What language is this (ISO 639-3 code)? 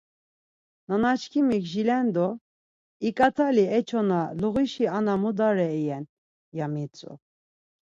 lzz